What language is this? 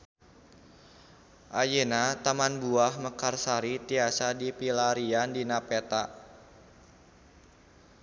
Sundanese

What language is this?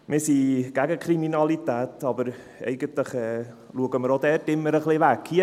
Swiss German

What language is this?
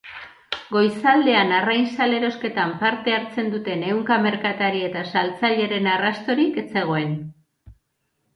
Basque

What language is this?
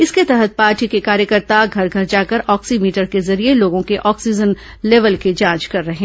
Hindi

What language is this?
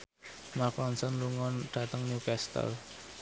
Javanese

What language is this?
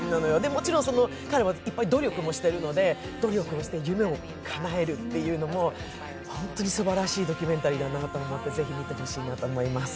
Japanese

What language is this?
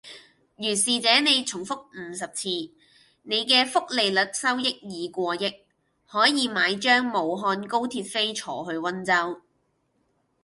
Cantonese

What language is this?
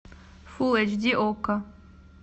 Russian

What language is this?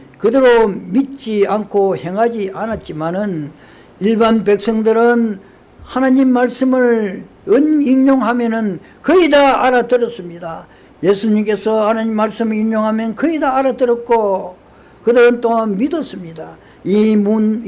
Korean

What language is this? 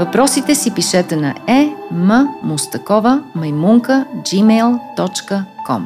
Bulgarian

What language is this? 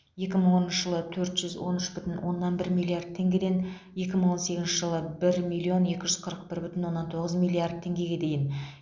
Kazakh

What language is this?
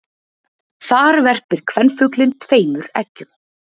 Icelandic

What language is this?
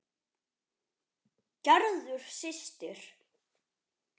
Icelandic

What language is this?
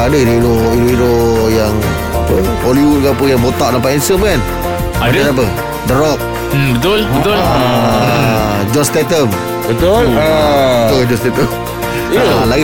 Malay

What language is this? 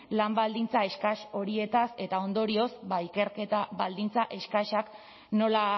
Basque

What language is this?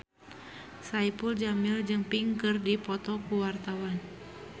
Sundanese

